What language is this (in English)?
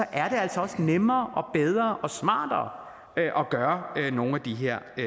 Danish